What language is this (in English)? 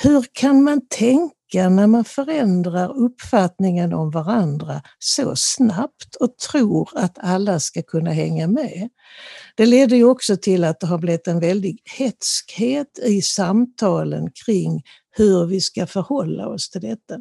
Swedish